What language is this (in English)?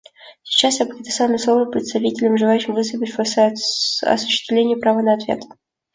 Russian